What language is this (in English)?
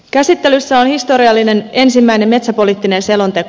Finnish